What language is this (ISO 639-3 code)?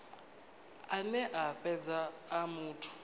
ven